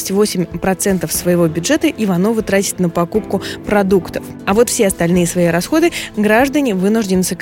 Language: Russian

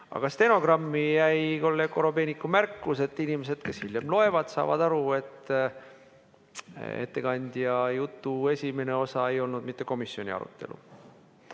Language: Estonian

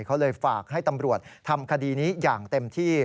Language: Thai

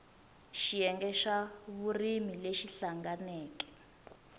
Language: Tsonga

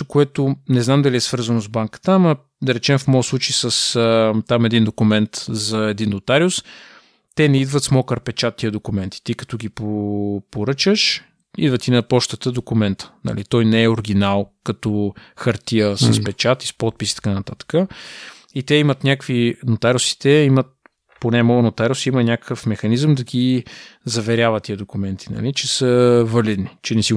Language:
Bulgarian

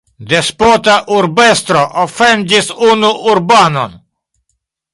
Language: Esperanto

